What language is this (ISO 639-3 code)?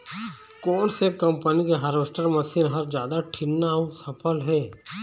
hne